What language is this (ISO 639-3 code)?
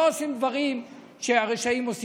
heb